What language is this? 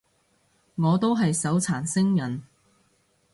Cantonese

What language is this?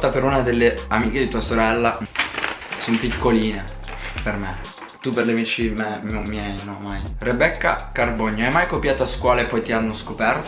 Italian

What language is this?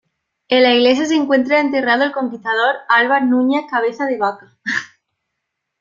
Spanish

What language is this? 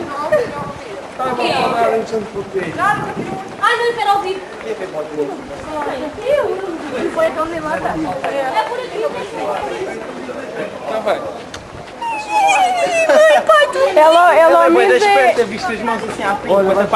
Portuguese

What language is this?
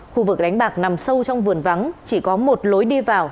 Vietnamese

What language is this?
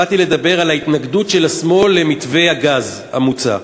Hebrew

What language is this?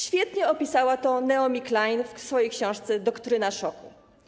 Polish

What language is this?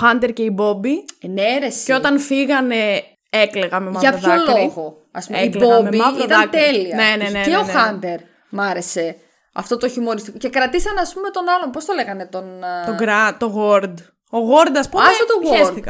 Greek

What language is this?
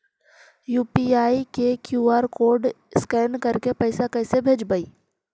Magahi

